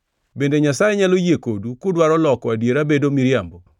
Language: Luo (Kenya and Tanzania)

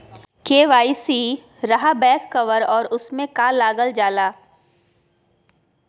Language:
Magahi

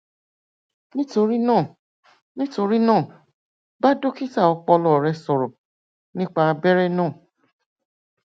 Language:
Yoruba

